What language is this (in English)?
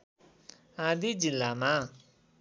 Nepali